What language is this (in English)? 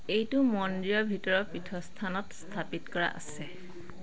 Assamese